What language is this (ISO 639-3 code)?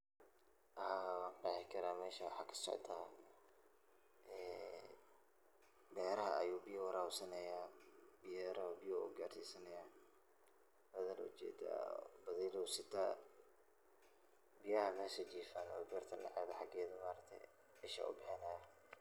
som